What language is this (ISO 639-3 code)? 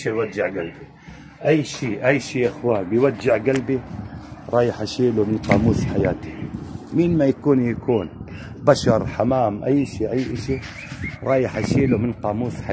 ara